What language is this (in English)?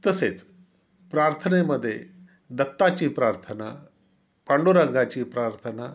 Marathi